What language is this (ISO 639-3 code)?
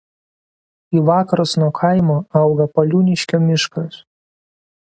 lit